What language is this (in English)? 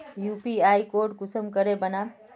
Magahi